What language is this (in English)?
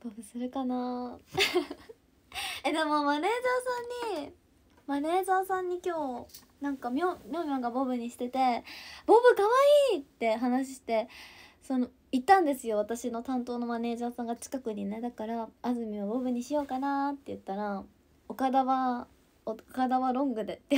Japanese